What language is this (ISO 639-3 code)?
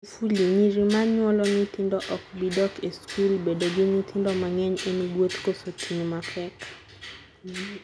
luo